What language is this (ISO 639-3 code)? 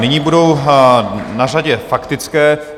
ces